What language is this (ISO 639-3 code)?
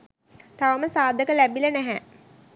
sin